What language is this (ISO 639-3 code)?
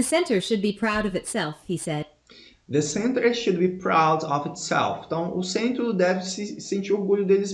por